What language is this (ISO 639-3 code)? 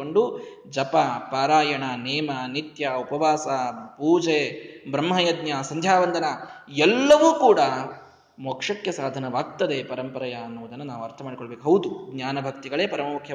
kan